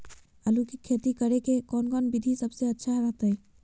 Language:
Magahi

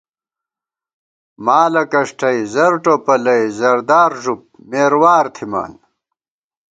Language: Gawar-Bati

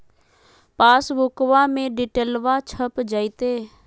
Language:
Magahi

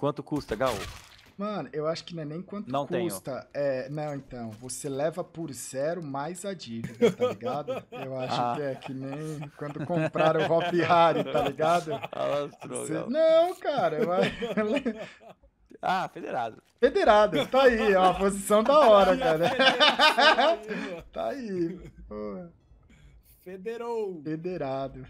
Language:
Portuguese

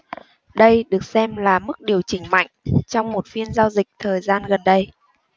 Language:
Vietnamese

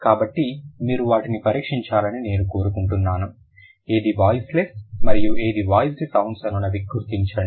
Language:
Telugu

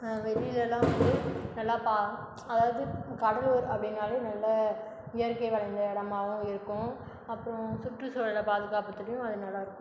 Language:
Tamil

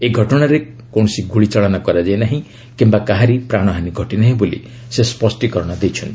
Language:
Odia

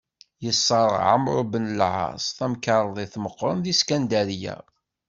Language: Kabyle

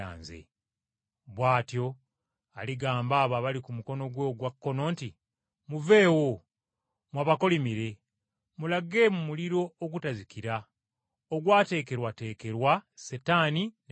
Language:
Ganda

